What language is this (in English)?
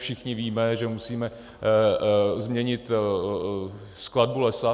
Czech